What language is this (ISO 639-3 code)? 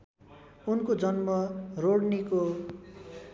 nep